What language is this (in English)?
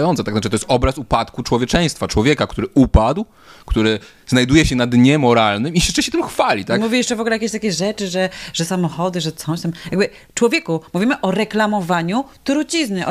Polish